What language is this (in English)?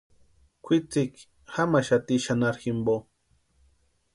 Western Highland Purepecha